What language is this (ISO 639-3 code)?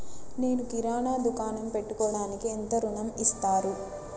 tel